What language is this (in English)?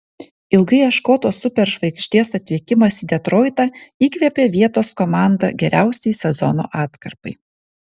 Lithuanian